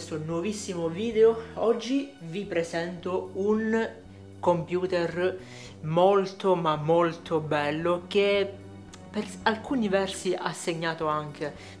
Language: Italian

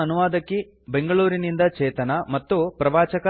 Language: Kannada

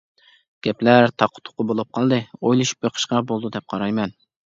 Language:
Uyghur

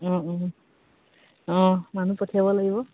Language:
Assamese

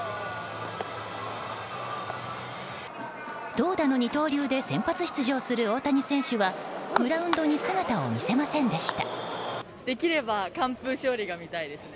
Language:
Japanese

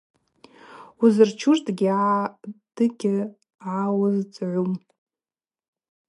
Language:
Abaza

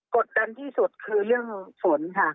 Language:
Thai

